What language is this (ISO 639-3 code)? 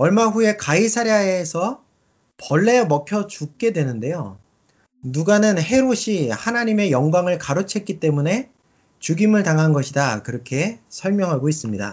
kor